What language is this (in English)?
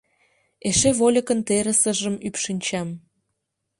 Mari